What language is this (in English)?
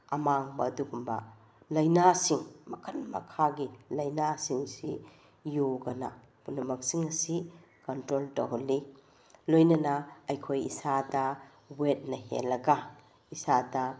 Manipuri